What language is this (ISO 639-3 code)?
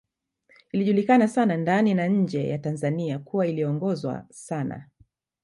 swa